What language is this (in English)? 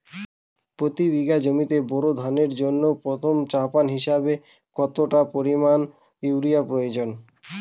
Bangla